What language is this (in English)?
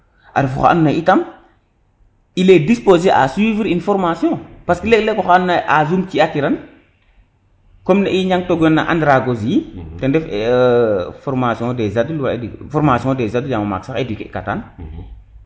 Serer